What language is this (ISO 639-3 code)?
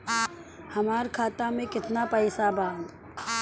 bho